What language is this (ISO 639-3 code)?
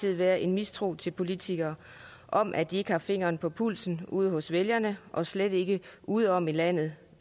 dan